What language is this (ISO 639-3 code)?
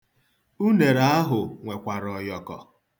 ibo